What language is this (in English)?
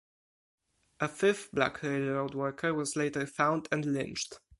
English